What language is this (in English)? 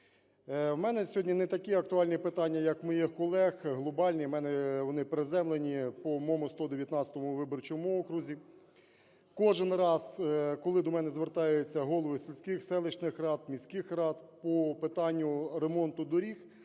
Ukrainian